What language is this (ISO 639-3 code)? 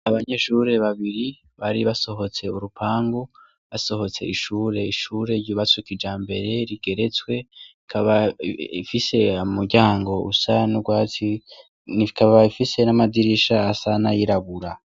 run